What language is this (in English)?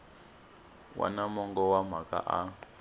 Tsonga